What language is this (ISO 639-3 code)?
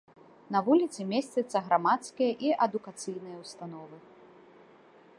bel